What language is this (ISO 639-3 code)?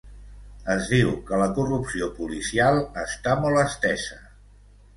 cat